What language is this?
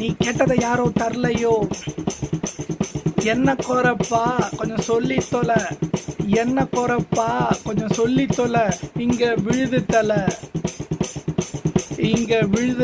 Romanian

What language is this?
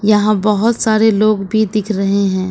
Hindi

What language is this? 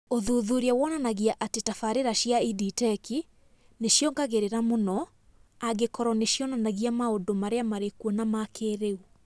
Kikuyu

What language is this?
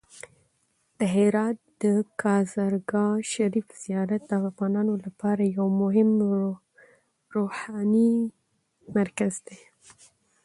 Pashto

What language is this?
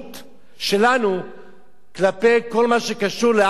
Hebrew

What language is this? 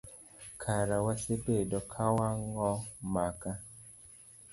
Luo (Kenya and Tanzania)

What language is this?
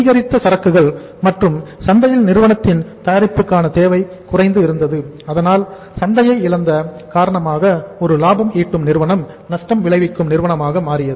Tamil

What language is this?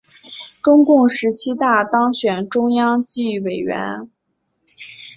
Chinese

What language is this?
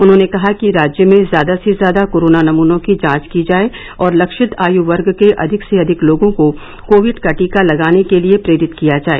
Hindi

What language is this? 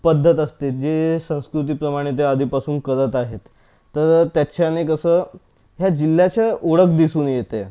Marathi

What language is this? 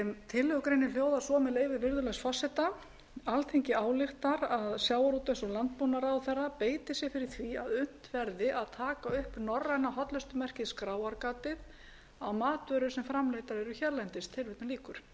Icelandic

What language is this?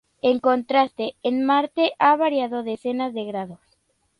Spanish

